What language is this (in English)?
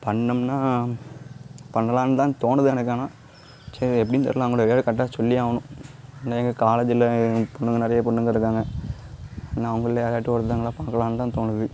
Tamil